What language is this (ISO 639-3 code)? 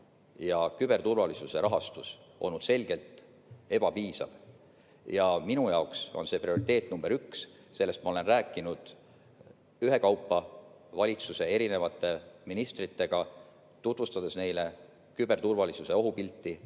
est